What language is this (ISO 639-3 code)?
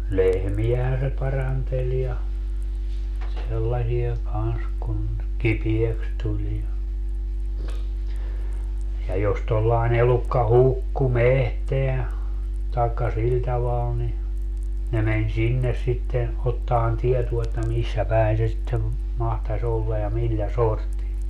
fin